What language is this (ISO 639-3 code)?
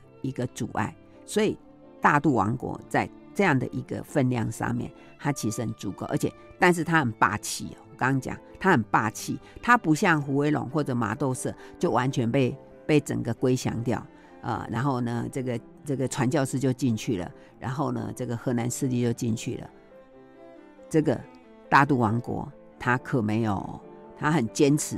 zho